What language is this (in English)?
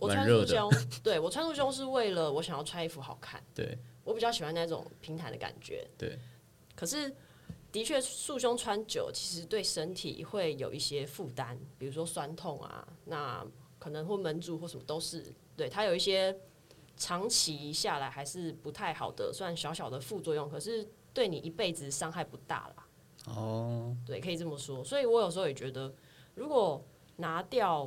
Chinese